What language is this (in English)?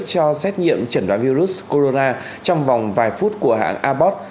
Vietnamese